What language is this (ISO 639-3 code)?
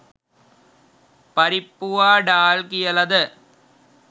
sin